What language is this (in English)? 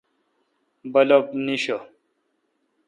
Kalkoti